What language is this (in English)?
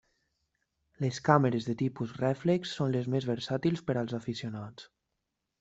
Catalan